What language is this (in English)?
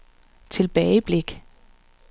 Danish